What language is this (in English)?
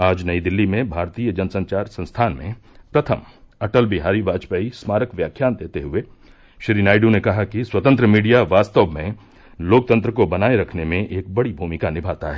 Hindi